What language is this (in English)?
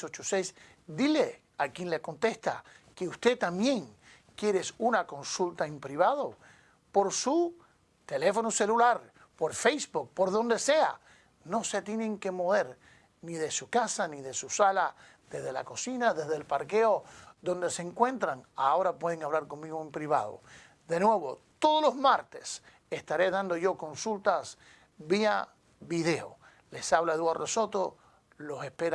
Spanish